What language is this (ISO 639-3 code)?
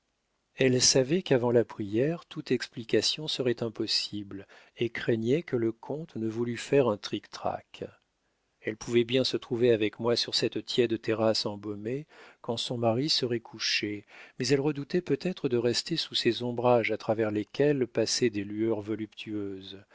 fra